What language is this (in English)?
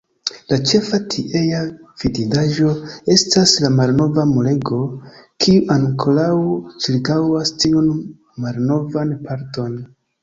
Esperanto